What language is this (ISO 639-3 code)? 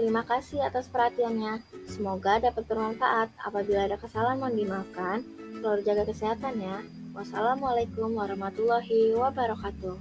ind